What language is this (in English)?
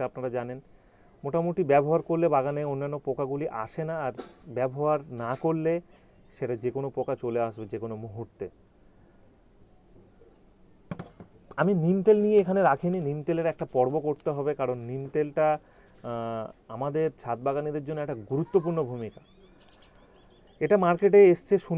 Hindi